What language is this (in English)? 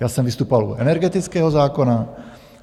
Czech